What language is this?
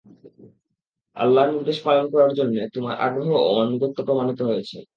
Bangla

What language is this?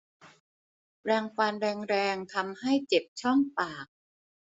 Thai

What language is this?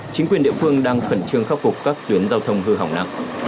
Vietnamese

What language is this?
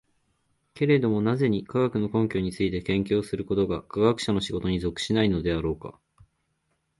Japanese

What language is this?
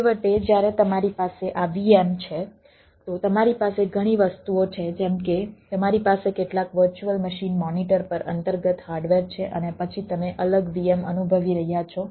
Gujarati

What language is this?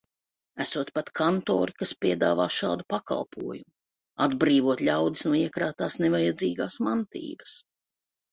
Latvian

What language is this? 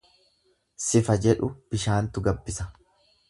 Oromo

